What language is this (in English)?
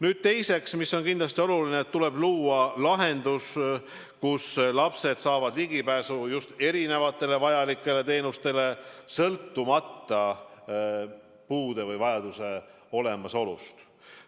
Estonian